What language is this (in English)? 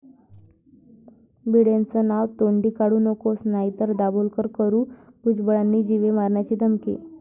Marathi